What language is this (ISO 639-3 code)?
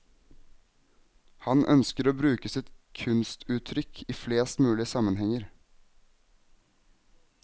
nor